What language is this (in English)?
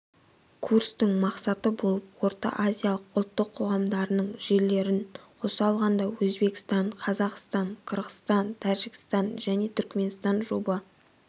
Kazakh